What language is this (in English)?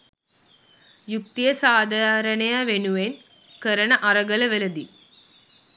Sinhala